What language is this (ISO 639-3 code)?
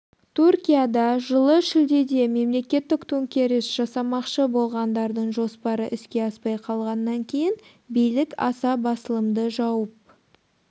kaz